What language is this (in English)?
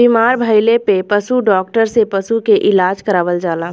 Bhojpuri